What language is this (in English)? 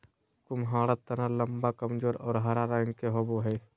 Magahi